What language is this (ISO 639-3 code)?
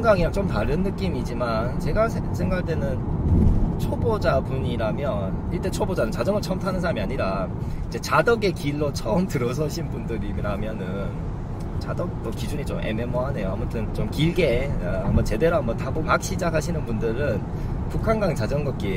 kor